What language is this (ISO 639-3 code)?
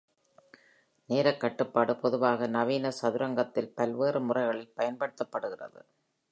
tam